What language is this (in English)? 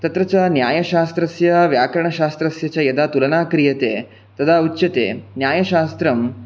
Sanskrit